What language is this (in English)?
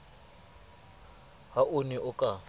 Southern Sotho